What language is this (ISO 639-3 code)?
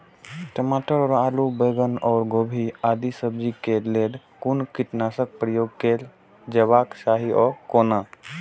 mai